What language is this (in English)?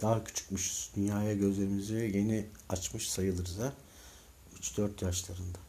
Turkish